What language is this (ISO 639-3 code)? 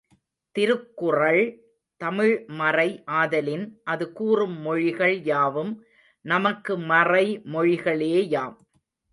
tam